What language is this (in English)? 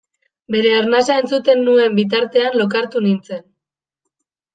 Basque